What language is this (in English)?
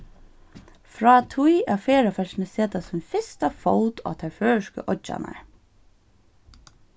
Faroese